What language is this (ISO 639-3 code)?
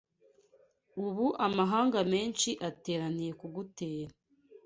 kin